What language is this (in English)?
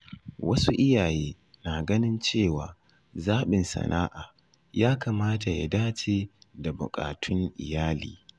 Hausa